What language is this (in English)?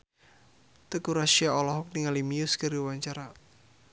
Sundanese